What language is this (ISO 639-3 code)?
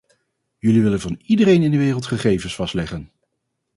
nld